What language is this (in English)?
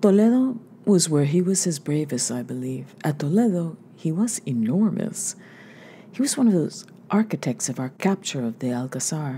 English